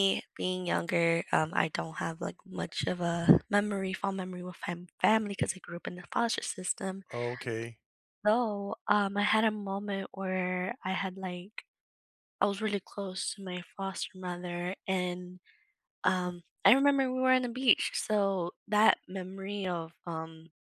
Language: English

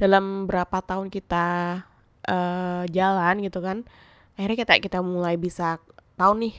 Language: Indonesian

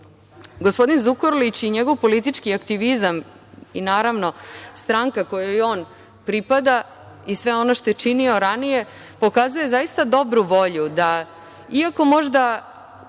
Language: Serbian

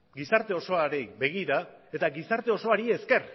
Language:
Basque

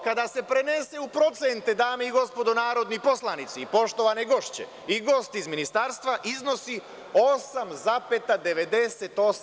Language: Serbian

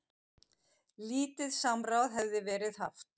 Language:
Icelandic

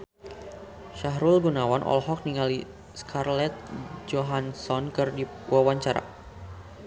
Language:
Sundanese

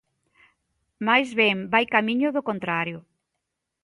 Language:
Galician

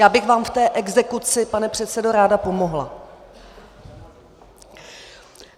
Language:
Czech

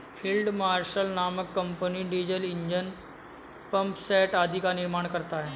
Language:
Hindi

